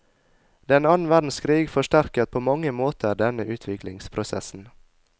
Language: Norwegian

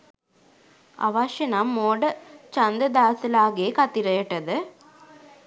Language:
Sinhala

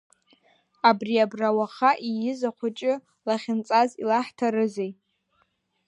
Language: Abkhazian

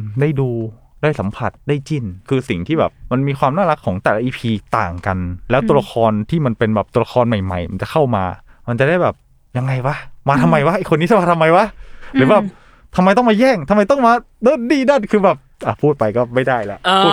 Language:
Thai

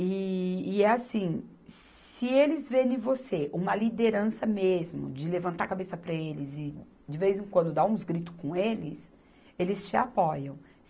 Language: Portuguese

